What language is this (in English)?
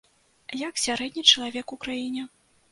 Belarusian